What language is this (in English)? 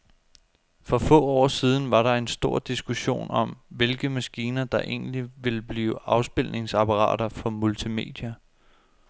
Danish